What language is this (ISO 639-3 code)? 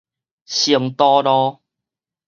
nan